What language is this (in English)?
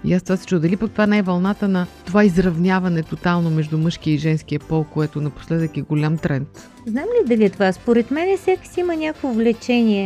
Bulgarian